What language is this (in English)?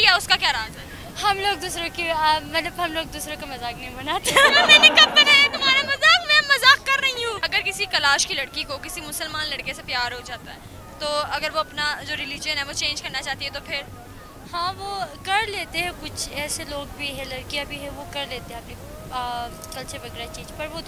Hindi